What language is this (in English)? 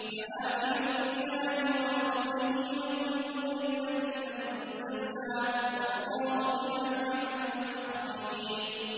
Arabic